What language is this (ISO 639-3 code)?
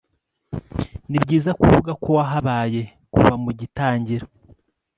kin